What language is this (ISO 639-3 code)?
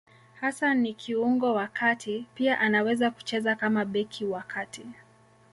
swa